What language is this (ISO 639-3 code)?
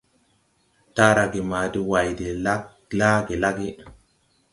tui